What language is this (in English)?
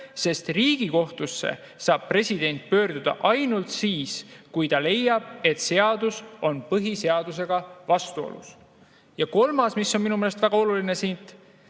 Estonian